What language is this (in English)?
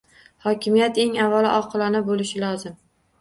Uzbek